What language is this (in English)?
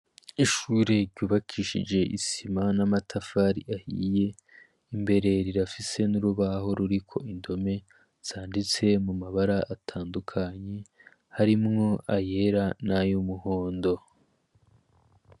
Rundi